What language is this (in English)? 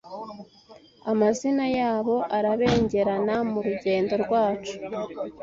Kinyarwanda